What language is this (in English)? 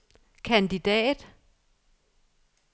Danish